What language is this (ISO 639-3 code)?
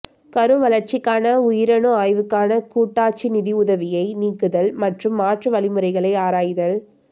tam